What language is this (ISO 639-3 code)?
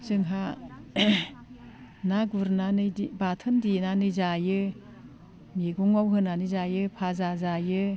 brx